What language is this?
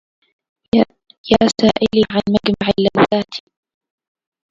Arabic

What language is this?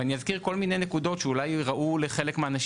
Hebrew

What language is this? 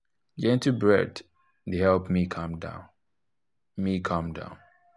Nigerian Pidgin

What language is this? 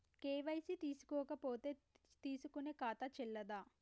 Telugu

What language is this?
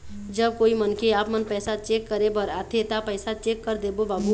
Chhattisgarhi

